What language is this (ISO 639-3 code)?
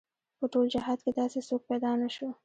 pus